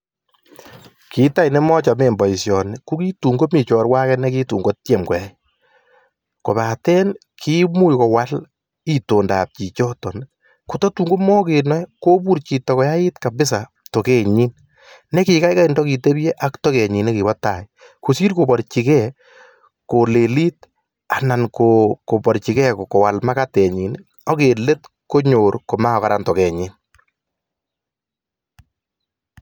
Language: Kalenjin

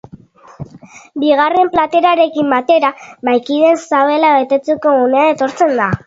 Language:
Basque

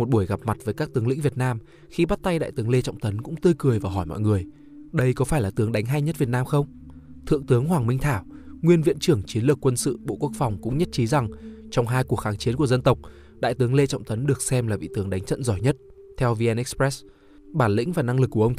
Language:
Vietnamese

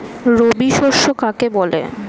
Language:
Bangla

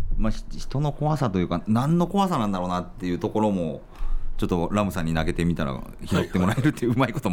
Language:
Japanese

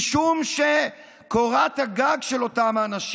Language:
Hebrew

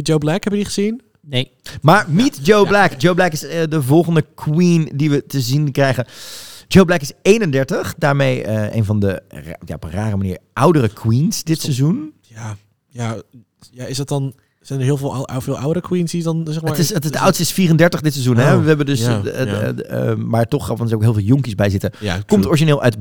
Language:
Dutch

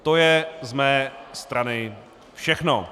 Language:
Czech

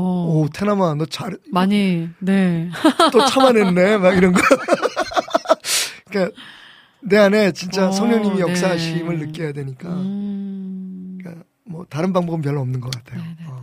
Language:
Korean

